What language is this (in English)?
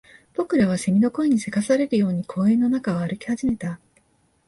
Japanese